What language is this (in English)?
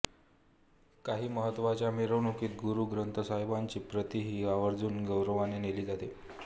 Marathi